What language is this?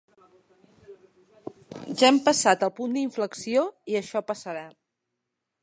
Catalan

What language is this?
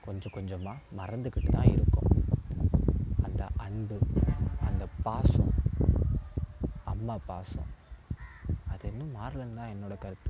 Tamil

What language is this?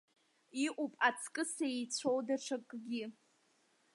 Abkhazian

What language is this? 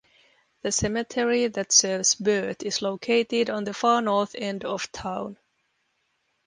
English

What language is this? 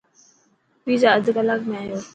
Dhatki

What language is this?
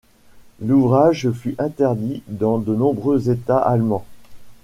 French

